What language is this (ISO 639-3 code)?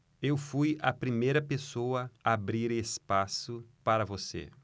por